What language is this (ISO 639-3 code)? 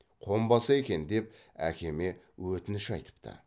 kaz